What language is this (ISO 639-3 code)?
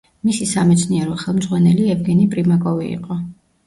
kat